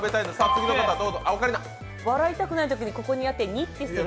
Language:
Japanese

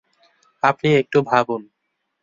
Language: Bangla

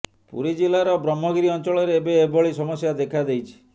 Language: Odia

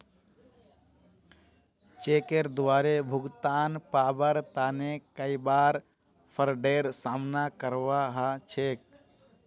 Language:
Magahi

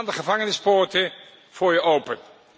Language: Dutch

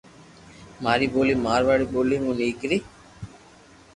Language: Loarki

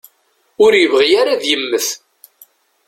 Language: Kabyle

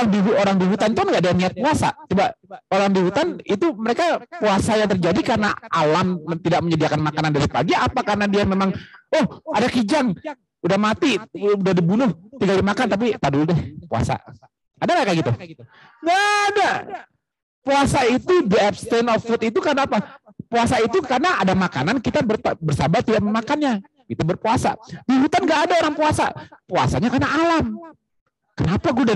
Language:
Indonesian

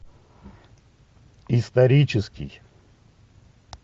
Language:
Russian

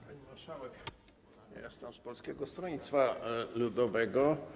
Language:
Polish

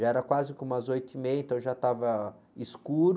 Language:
Portuguese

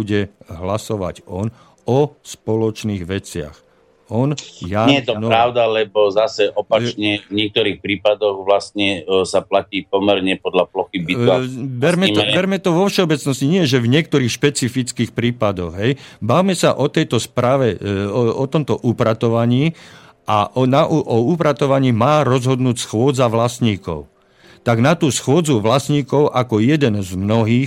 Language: Slovak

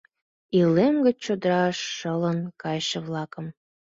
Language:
Mari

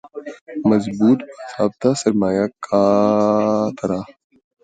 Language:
Urdu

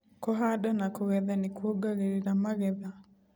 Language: Kikuyu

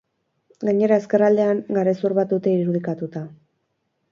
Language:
Basque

